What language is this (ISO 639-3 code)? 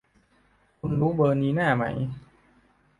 tha